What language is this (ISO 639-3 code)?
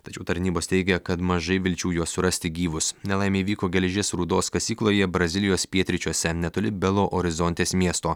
lit